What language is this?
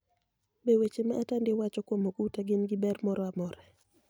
Luo (Kenya and Tanzania)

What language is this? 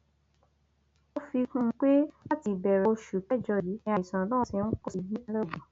Yoruba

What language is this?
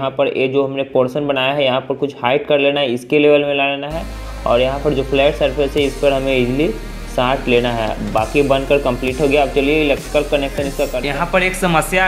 Hindi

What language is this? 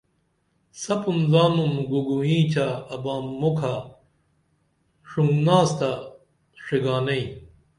Dameli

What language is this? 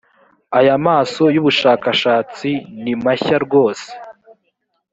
Kinyarwanda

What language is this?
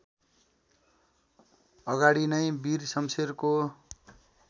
Nepali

